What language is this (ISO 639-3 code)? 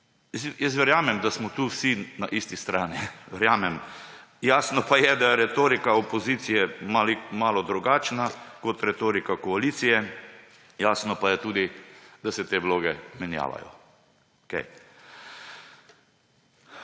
slv